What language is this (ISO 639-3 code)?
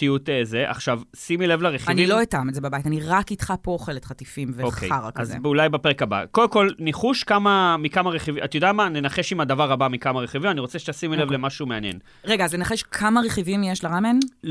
heb